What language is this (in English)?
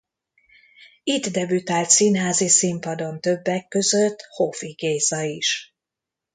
Hungarian